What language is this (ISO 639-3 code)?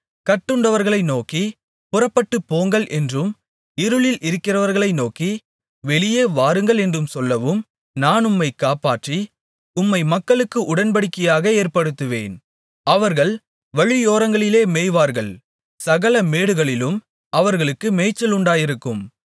tam